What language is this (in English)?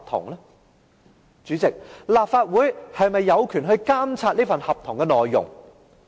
Cantonese